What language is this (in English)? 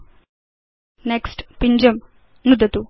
Sanskrit